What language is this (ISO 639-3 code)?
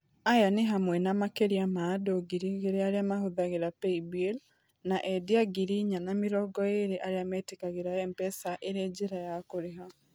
kik